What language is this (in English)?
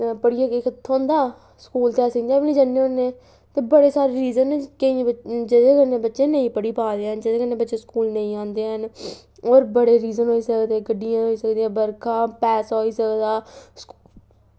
Dogri